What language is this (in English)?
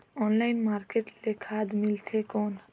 Chhattisgarhi